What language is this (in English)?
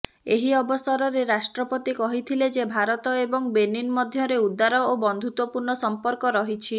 Odia